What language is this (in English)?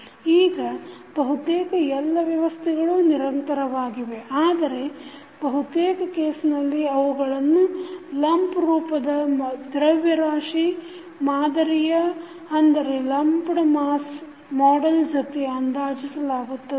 Kannada